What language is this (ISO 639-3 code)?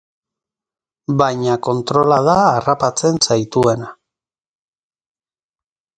eus